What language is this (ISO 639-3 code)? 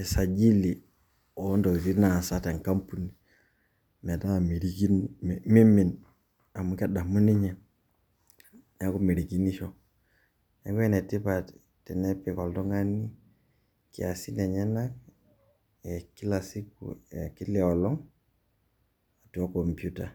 mas